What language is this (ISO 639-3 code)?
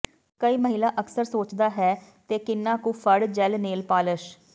pan